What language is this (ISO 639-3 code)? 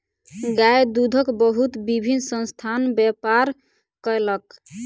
mai